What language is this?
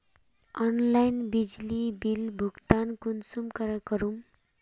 Magahi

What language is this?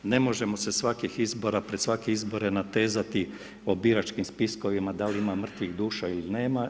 Croatian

